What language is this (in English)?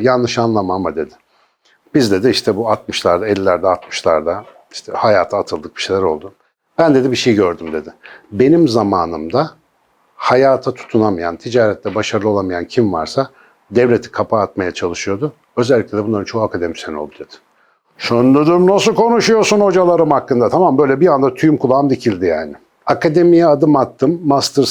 Turkish